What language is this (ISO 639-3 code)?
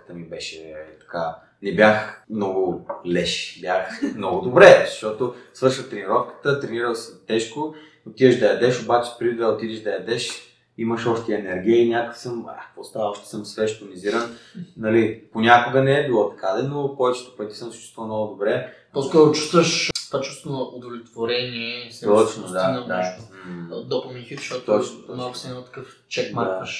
bul